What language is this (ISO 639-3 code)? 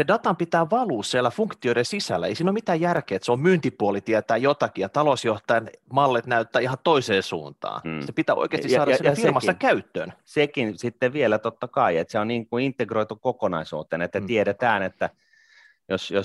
fin